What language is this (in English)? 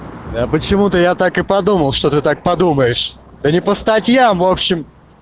Russian